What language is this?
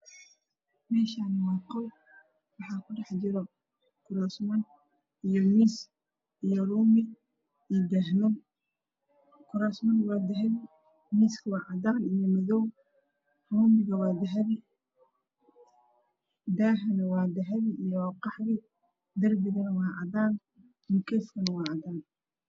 Somali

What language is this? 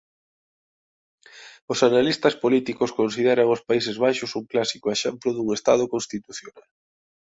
Galician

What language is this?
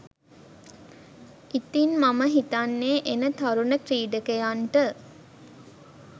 Sinhala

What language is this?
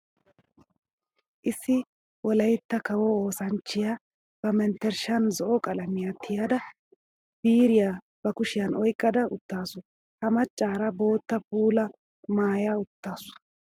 Wolaytta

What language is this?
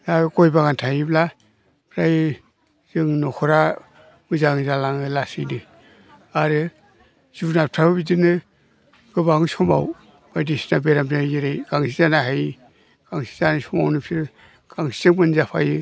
Bodo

